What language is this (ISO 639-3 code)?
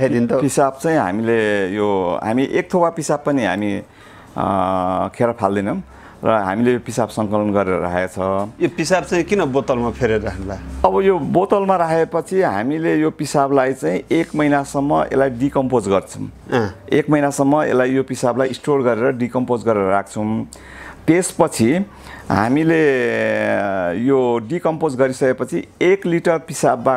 nld